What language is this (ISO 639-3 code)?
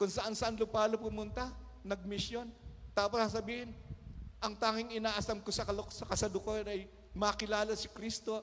fil